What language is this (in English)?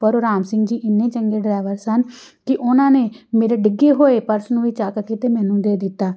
Punjabi